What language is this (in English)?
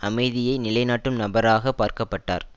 Tamil